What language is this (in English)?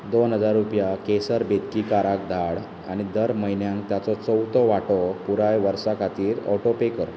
Konkani